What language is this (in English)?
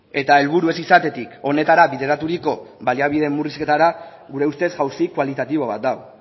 Basque